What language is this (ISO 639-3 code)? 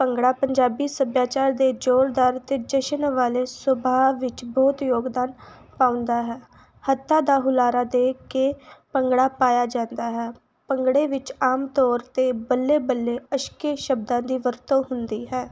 pan